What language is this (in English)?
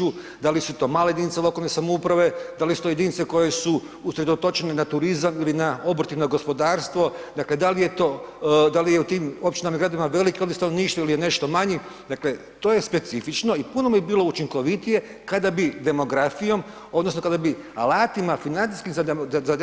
Croatian